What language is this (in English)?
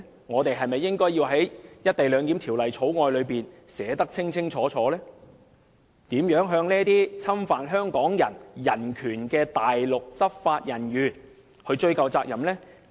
Cantonese